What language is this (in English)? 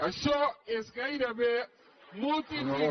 Catalan